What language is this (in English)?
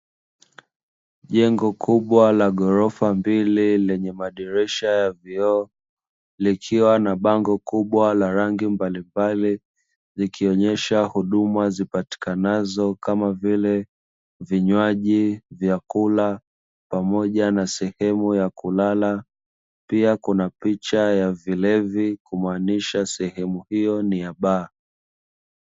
Swahili